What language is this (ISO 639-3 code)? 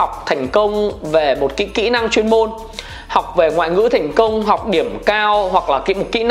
vie